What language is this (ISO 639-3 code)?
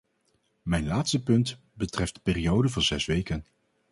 nld